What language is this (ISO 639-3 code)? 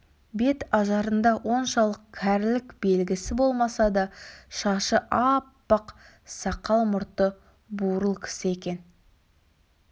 kaz